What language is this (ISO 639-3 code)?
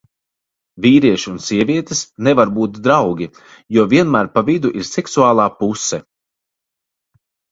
lav